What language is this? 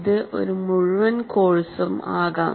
Malayalam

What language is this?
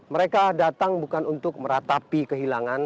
Indonesian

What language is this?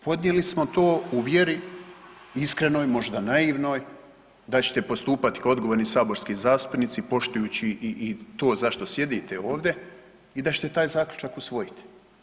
Croatian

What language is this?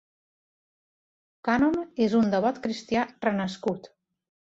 Catalan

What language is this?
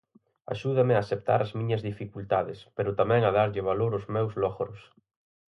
Galician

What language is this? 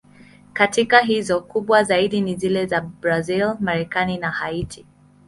Swahili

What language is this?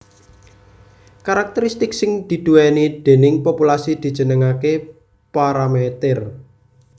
Javanese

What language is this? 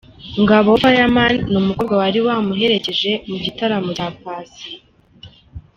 Kinyarwanda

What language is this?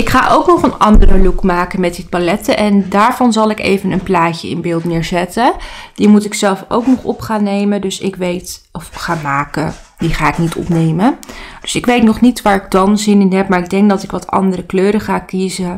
Dutch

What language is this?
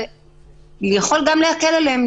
Hebrew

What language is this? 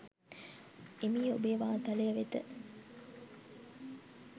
Sinhala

